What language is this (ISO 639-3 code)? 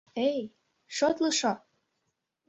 chm